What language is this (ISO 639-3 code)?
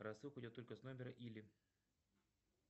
rus